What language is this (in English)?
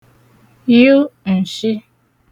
Igbo